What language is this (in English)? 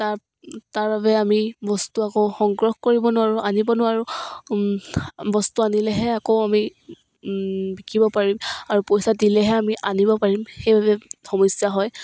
Assamese